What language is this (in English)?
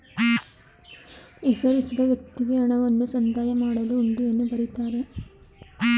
Kannada